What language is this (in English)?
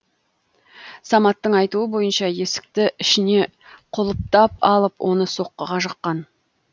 Kazakh